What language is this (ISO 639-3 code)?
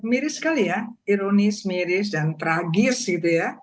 ind